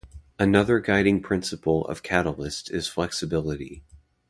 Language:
English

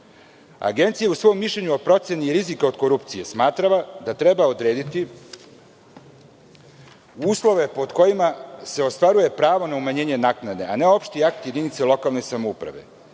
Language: Serbian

